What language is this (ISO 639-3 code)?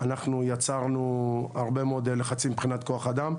heb